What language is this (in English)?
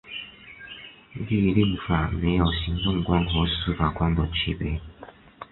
Chinese